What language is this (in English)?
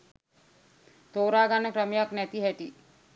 Sinhala